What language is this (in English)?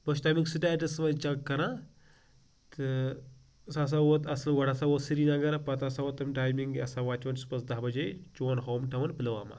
Kashmiri